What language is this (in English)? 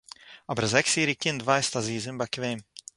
Yiddish